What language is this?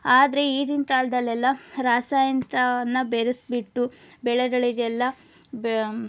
Kannada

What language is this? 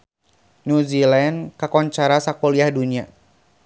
Sundanese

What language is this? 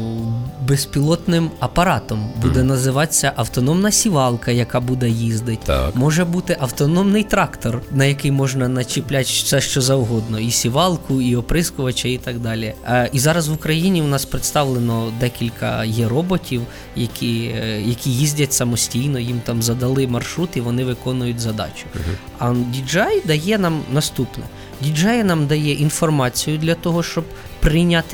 Ukrainian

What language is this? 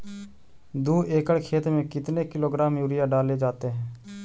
Magahi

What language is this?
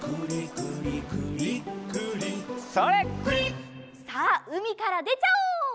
Japanese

